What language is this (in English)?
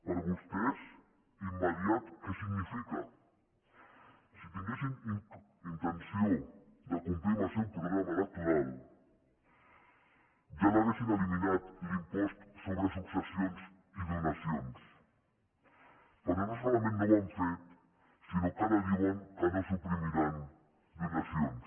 Catalan